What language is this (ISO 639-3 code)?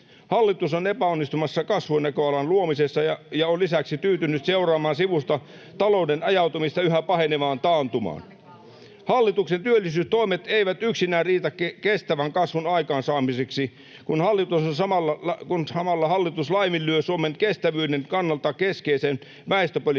fin